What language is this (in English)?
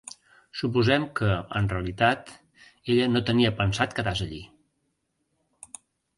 Catalan